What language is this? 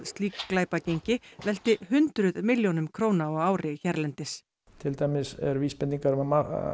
Icelandic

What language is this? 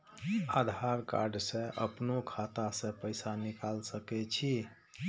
Maithili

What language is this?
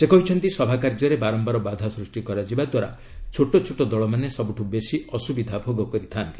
Odia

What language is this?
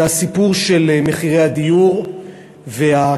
Hebrew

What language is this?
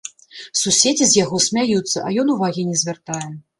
Belarusian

